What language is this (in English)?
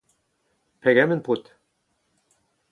Breton